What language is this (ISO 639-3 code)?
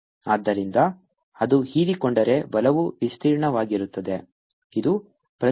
kan